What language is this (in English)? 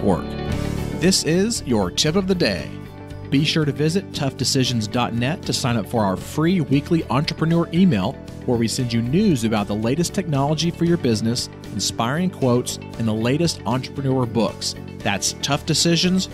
English